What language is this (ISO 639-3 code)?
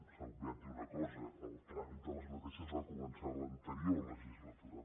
cat